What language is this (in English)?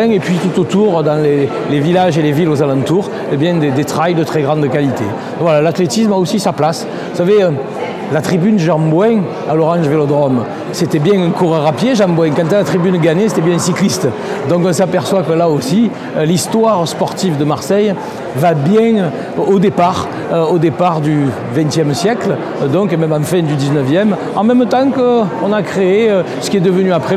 French